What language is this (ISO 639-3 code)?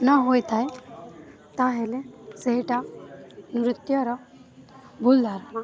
ori